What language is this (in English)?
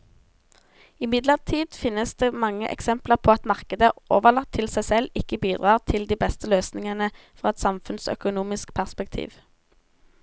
Norwegian